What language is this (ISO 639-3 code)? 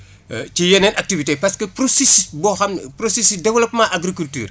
wol